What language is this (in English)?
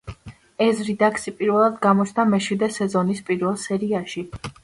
Georgian